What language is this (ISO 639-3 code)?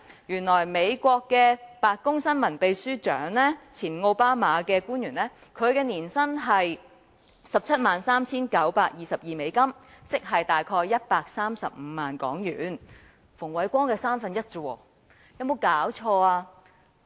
yue